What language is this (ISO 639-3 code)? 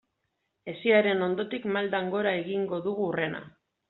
eus